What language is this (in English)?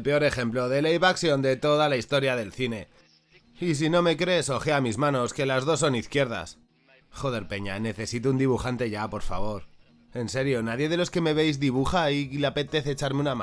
Spanish